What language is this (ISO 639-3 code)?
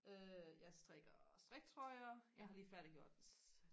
dan